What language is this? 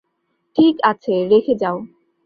Bangla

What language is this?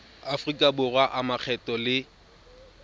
Tswana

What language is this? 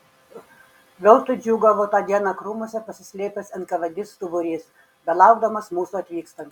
Lithuanian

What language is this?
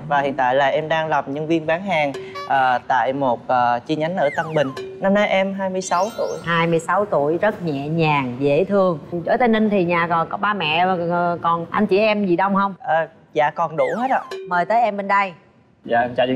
Vietnamese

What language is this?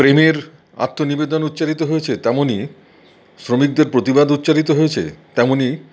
Bangla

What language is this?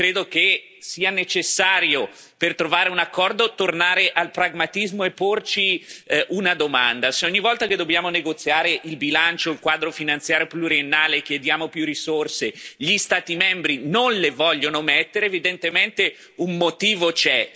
Italian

